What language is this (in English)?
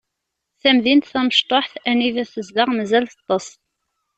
Kabyle